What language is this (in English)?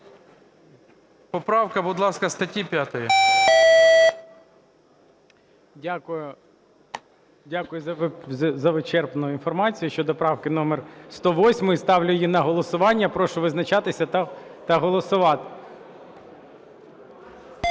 Ukrainian